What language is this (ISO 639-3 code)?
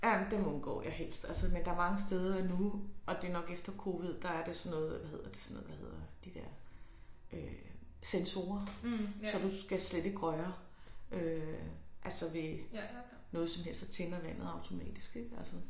dan